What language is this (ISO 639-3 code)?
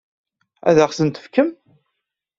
kab